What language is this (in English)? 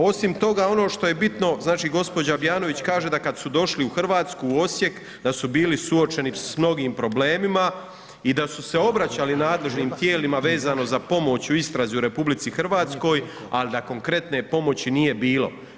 Croatian